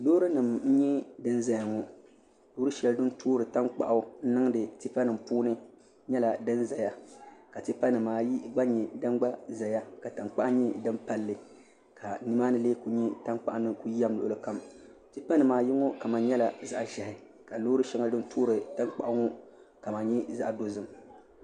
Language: Dagbani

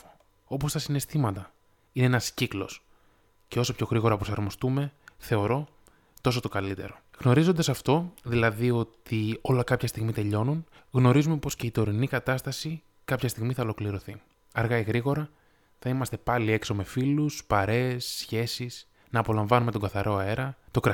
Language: Greek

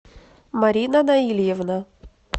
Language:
Russian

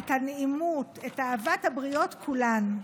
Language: Hebrew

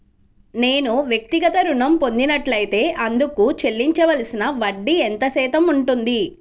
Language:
Telugu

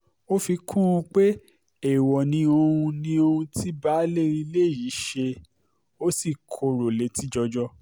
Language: Yoruba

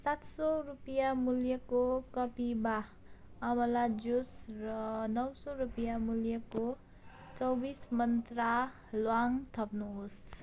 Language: Nepali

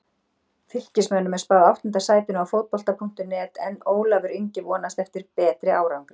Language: Icelandic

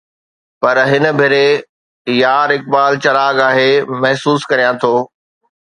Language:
Sindhi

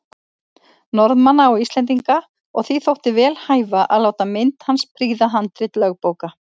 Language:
Icelandic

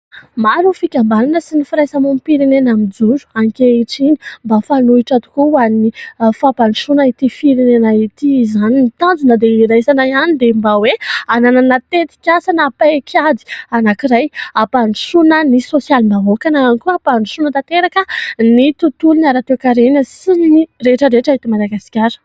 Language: Malagasy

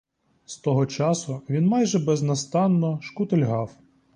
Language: Ukrainian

